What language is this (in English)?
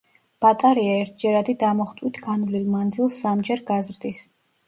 Georgian